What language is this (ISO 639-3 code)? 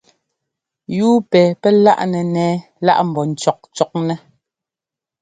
jgo